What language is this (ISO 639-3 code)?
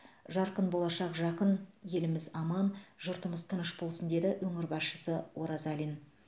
kaz